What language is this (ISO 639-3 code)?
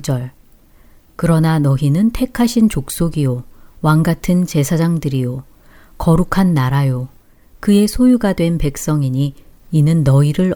kor